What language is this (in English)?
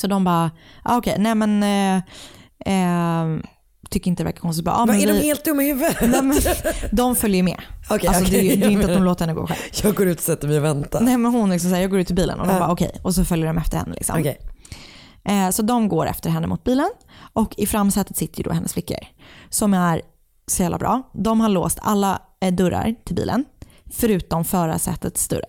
Swedish